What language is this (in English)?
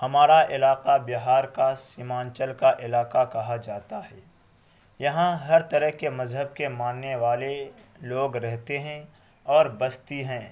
Urdu